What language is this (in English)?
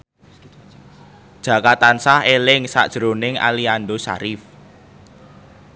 Javanese